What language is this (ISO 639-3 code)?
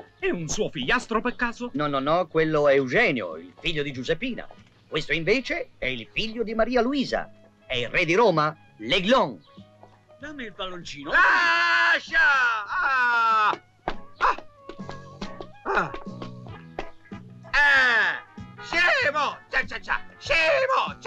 ita